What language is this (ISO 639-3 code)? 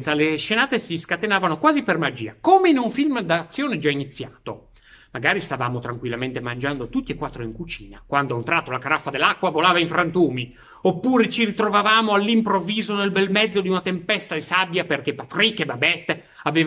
ita